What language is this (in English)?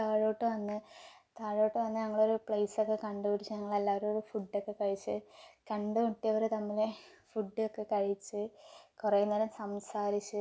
Malayalam